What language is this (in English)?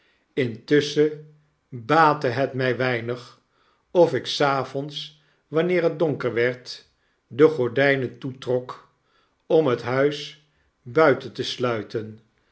Dutch